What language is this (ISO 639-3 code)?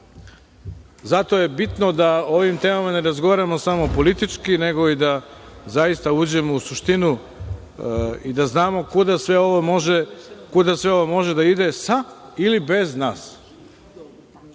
srp